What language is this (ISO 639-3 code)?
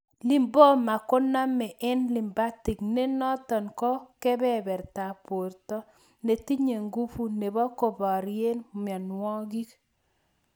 kln